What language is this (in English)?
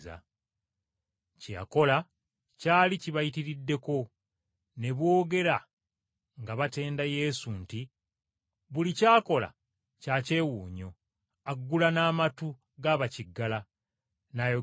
Ganda